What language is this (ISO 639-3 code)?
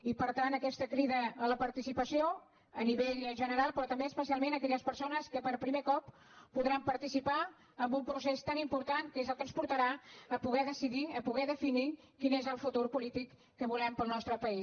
cat